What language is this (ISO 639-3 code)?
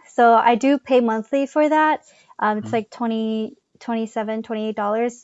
eng